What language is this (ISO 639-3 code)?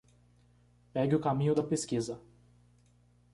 por